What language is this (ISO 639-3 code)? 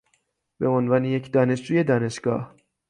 fas